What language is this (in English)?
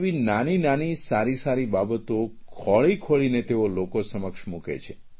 Gujarati